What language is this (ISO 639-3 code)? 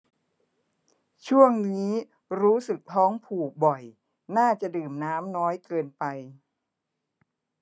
tha